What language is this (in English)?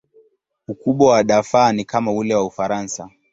Swahili